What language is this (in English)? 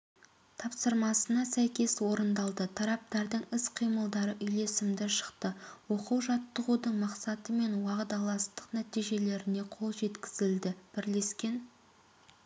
Kazakh